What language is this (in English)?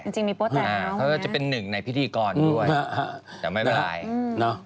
Thai